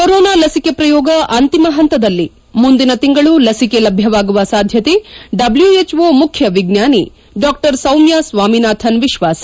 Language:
Kannada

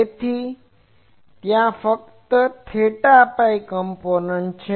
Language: Gujarati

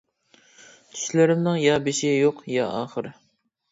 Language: Uyghur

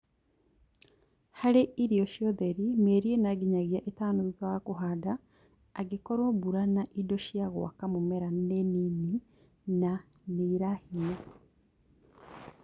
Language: Kikuyu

